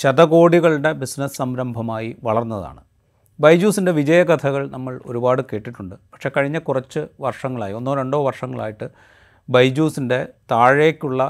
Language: Malayalam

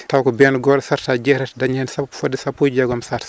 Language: Fula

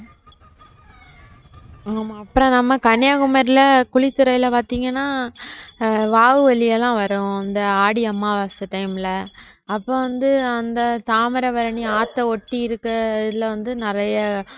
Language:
Tamil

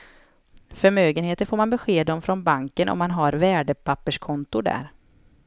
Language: Swedish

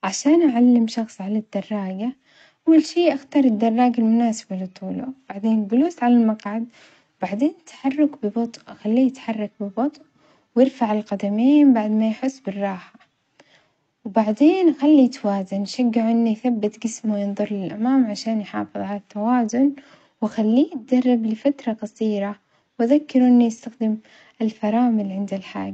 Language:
Omani Arabic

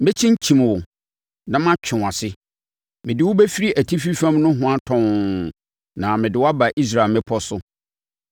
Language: Akan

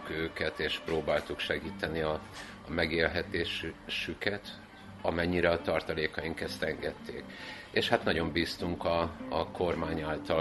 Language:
Hungarian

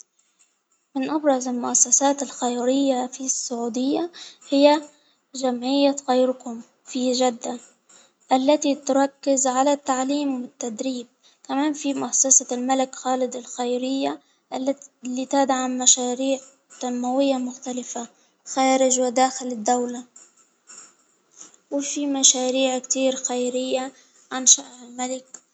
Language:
Hijazi Arabic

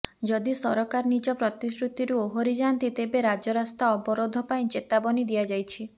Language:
Odia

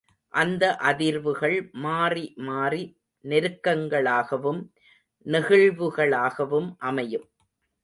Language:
Tamil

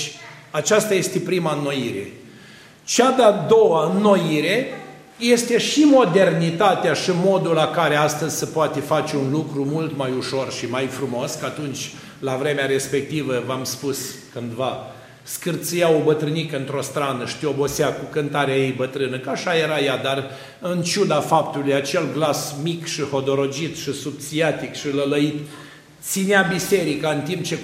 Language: Romanian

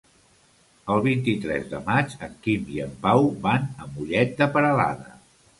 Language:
Catalan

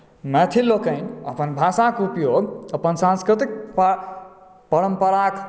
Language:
Maithili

